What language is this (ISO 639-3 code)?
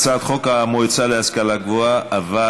heb